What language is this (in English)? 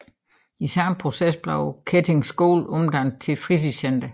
Danish